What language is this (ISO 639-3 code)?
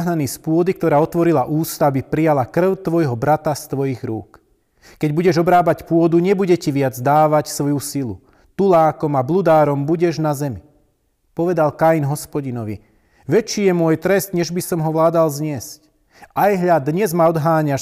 slk